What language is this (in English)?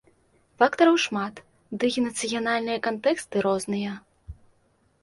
Belarusian